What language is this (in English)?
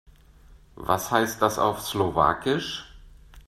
German